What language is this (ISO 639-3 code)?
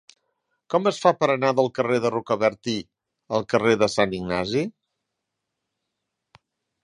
cat